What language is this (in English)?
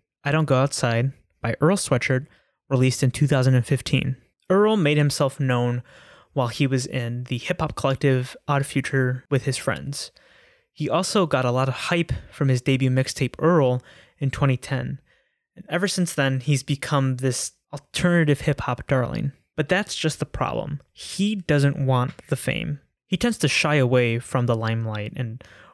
English